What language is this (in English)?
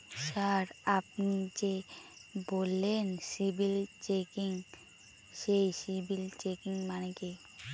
Bangla